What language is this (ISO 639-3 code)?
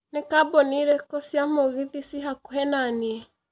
kik